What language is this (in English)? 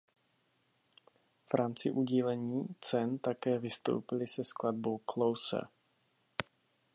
Czech